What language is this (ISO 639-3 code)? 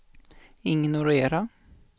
swe